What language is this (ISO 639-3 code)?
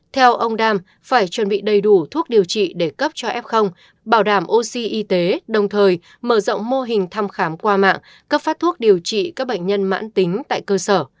vie